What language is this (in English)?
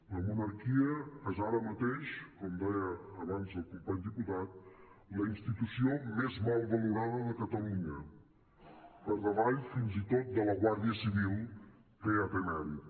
Catalan